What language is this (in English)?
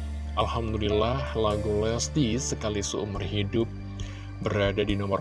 Indonesian